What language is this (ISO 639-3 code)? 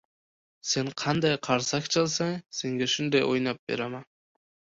uzb